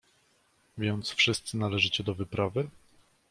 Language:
Polish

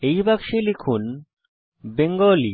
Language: Bangla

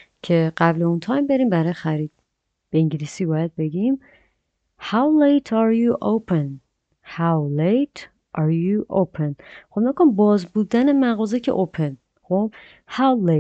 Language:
Persian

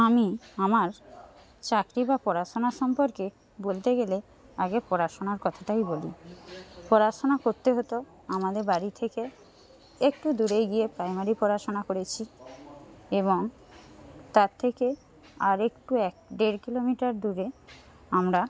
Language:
Bangla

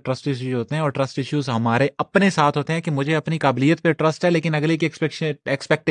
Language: Urdu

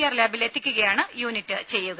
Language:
Malayalam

